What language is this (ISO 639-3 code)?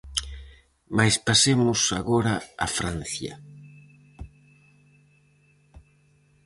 glg